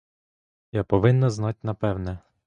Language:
Ukrainian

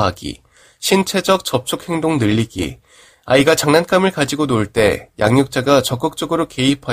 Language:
Korean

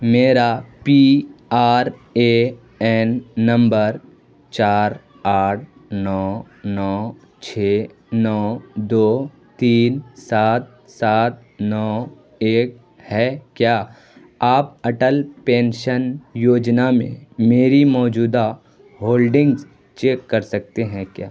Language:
Urdu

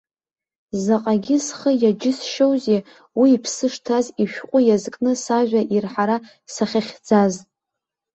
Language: Abkhazian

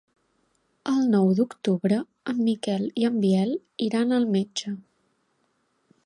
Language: Catalan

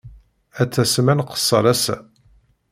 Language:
Kabyle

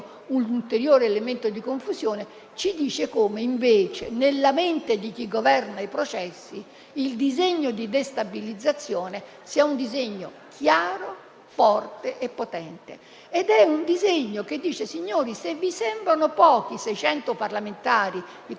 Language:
Italian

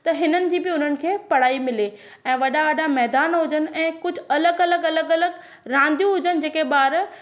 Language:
Sindhi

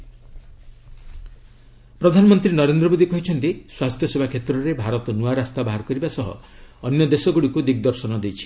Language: Odia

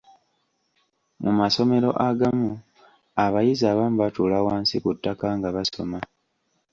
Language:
Ganda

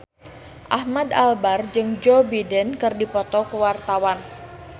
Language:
Sundanese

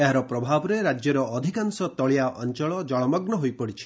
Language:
Odia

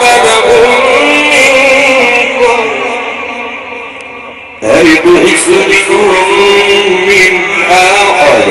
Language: Arabic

